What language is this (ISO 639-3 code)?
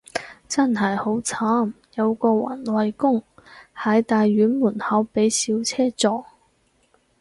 yue